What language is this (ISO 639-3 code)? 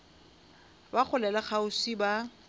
nso